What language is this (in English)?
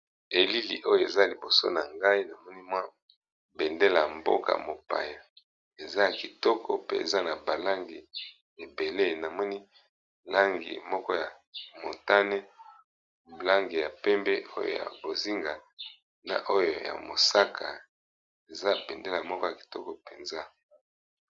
Lingala